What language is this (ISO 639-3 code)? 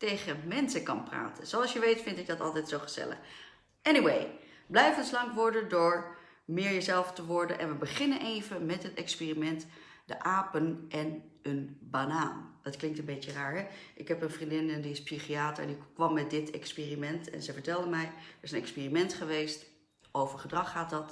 nld